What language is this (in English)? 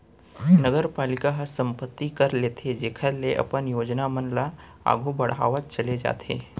Chhattisgarhi